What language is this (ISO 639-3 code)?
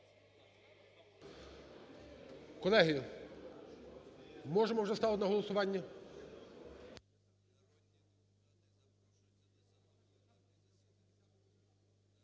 ukr